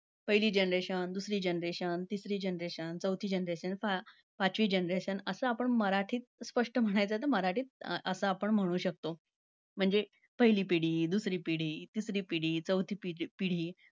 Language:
Marathi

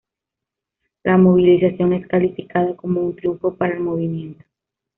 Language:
Spanish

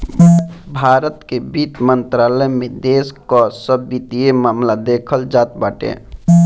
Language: Bhojpuri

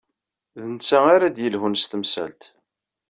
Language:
Kabyle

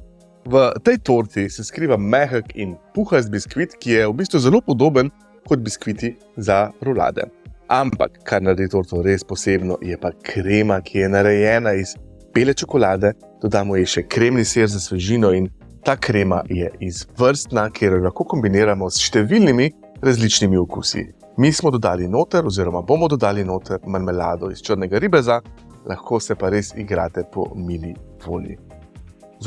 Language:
Slovenian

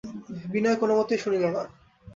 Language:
Bangla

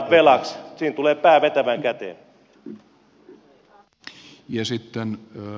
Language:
Finnish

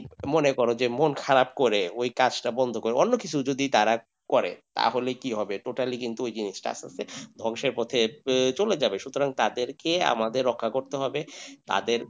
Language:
Bangla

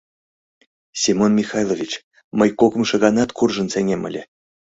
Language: Mari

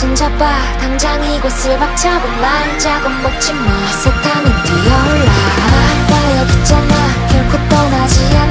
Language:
Korean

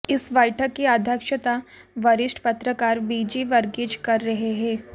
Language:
Hindi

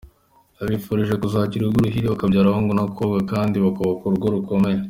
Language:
Kinyarwanda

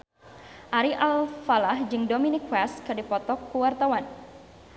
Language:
Sundanese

